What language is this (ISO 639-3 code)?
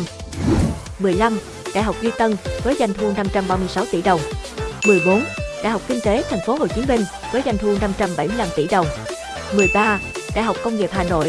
vie